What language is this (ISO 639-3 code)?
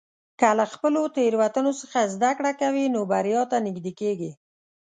pus